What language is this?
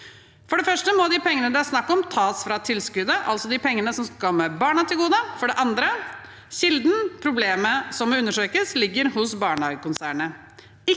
Norwegian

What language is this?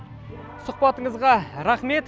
Kazakh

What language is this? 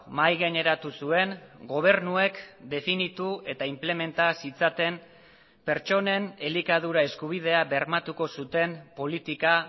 Basque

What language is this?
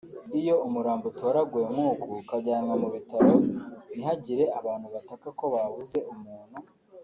Kinyarwanda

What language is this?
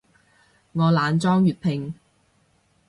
Cantonese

